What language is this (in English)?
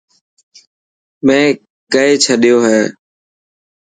Dhatki